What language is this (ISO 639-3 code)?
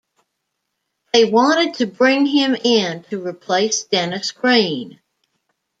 eng